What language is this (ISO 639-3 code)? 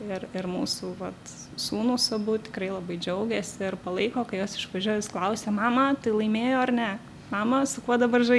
lit